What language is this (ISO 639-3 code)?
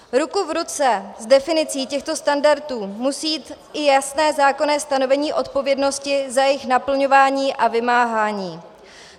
ces